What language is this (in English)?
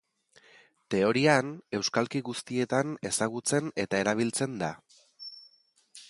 Basque